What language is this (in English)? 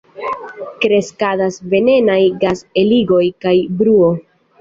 Esperanto